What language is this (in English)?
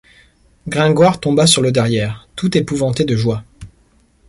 French